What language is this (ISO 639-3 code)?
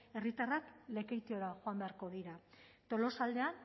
eus